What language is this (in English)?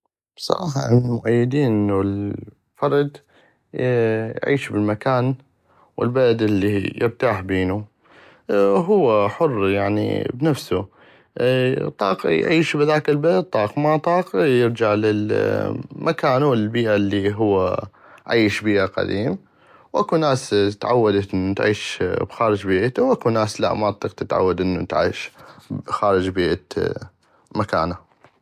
North Mesopotamian Arabic